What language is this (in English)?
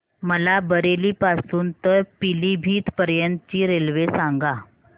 Marathi